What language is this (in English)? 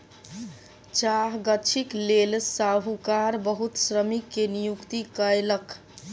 Maithili